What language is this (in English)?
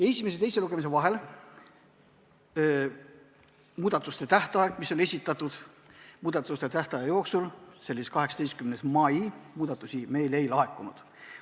Estonian